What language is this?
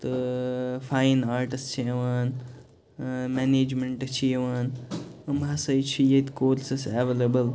Kashmiri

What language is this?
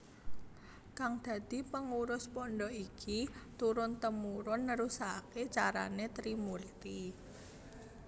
Javanese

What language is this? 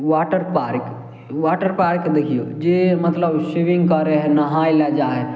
Maithili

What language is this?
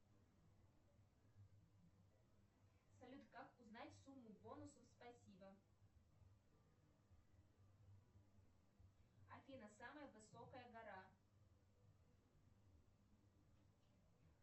Russian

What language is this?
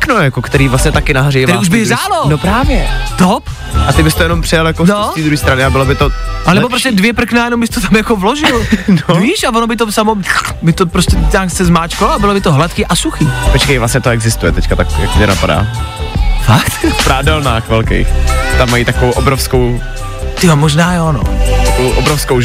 Czech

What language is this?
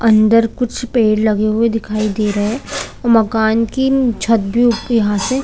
Hindi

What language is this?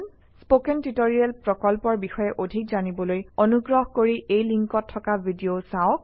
Assamese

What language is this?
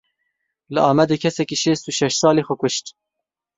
Kurdish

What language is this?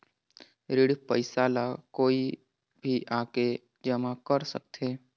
Chhattisgarhi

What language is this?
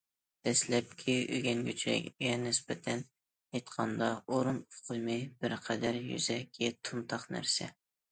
Uyghur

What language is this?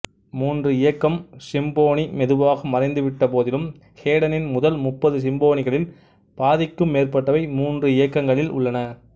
Tamil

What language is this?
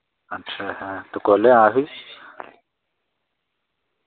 Dogri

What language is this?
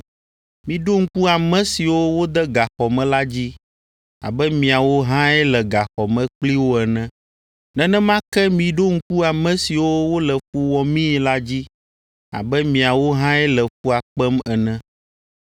Ewe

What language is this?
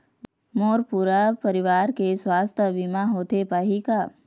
Chhattisgarhi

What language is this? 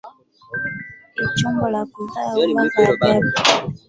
Swahili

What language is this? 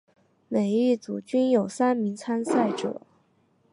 Chinese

